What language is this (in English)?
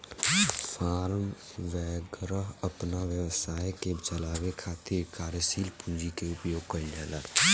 Bhojpuri